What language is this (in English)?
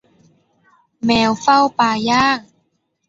Thai